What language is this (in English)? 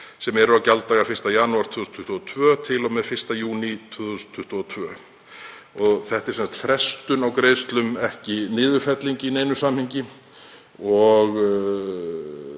Icelandic